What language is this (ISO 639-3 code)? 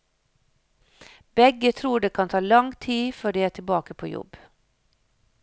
nor